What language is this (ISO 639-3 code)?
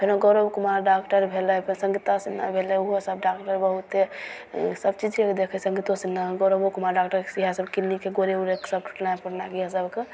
mai